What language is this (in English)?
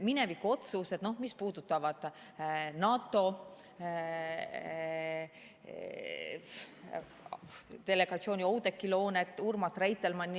Estonian